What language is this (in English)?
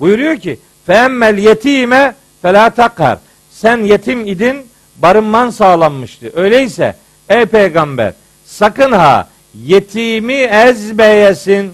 Turkish